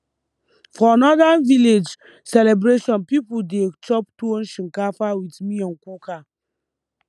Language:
Nigerian Pidgin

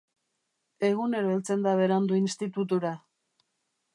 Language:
Basque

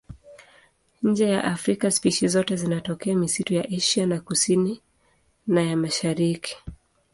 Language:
Swahili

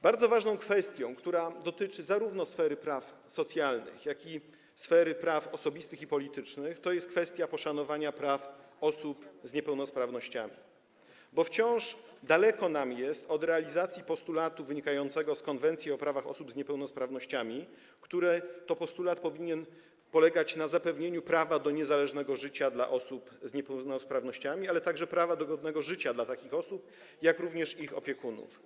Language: Polish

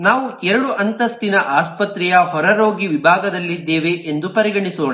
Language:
Kannada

